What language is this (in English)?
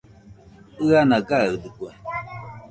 Nüpode Huitoto